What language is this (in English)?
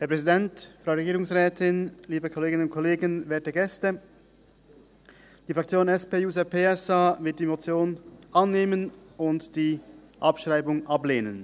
Swiss German